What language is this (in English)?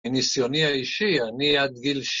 Hebrew